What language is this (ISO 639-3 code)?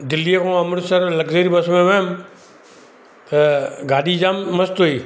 snd